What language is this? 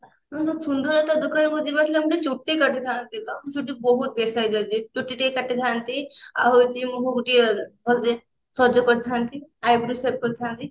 Odia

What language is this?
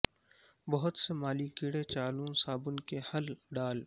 Urdu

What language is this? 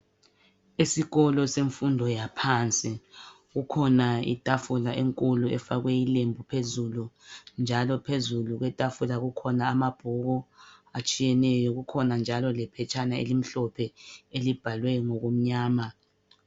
North Ndebele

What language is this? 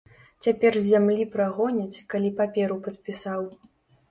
Belarusian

